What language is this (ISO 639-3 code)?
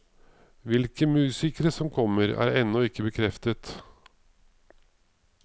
nor